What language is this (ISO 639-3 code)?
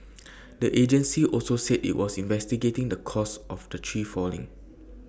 eng